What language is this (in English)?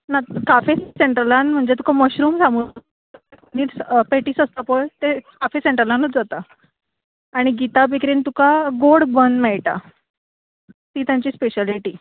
Konkani